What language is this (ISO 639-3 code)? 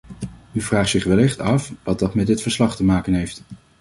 nld